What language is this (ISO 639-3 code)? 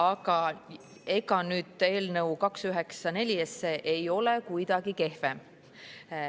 est